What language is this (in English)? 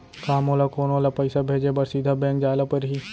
Chhattisgarhi